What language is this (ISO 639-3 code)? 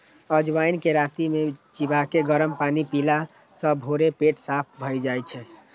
mai